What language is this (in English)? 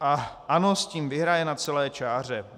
Czech